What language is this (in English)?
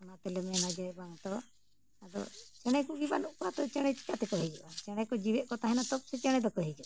Santali